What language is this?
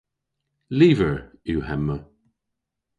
Cornish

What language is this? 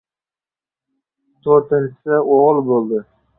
Uzbek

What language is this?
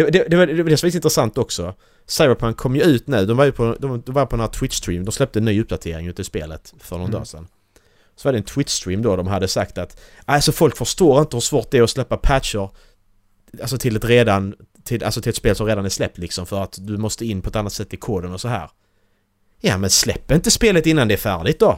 Swedish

